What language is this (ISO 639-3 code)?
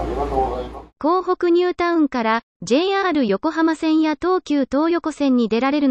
jpn